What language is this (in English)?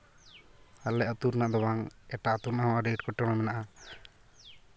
Santali